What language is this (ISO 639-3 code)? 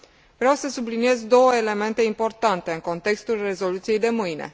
ron